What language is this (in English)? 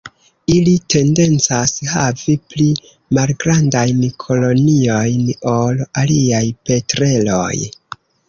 Esperanto